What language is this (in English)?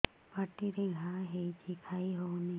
Odia